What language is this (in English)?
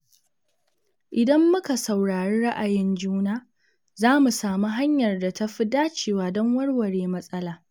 Hausa